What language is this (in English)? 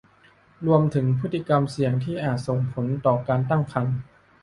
Thai